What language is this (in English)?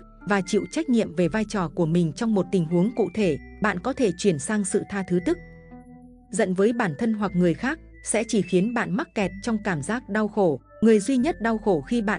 Vietnamese